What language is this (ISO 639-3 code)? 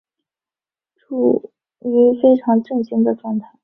zho